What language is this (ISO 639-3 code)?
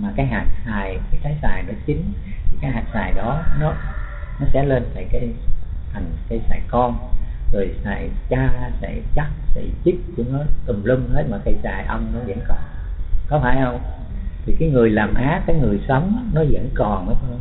vie